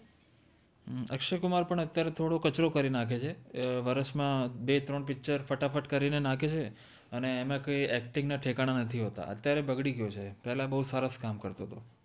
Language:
Gujarati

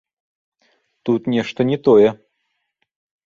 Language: Belarusian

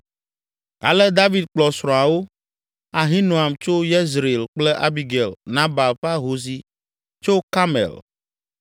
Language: Ewe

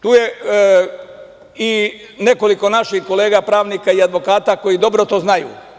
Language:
Serbian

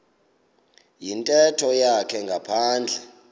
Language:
Xhosa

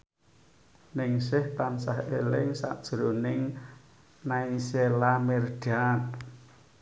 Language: Javanese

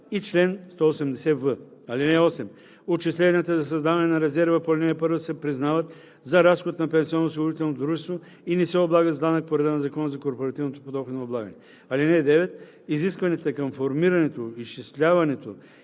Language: Bulgarian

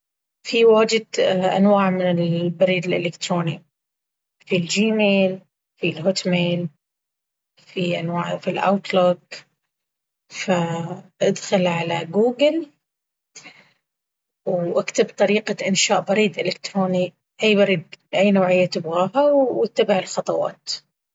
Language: Baharna Arabic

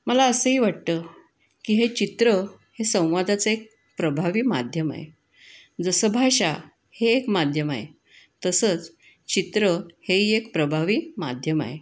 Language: Marathi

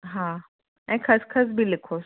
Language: Sindhi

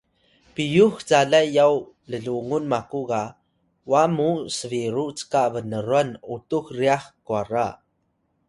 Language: Atayal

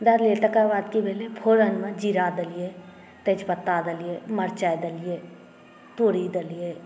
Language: Maithili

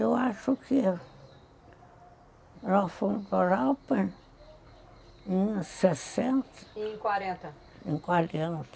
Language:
Portuguese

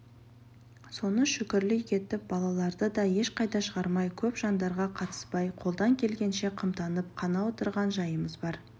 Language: Kazakh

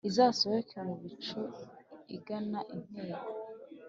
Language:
Kinyarwanda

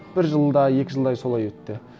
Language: Kazakh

